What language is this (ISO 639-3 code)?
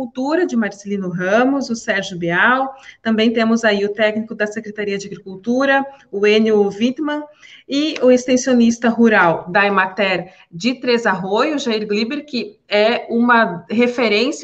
por